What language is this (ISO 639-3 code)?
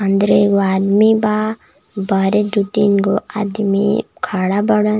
bho